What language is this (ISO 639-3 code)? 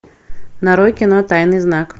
rus